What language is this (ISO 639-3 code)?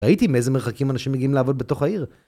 heb